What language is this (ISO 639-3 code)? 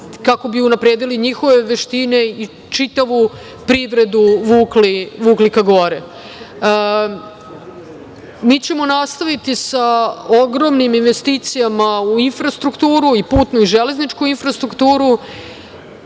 srp